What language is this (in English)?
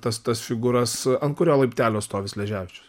Lithuanian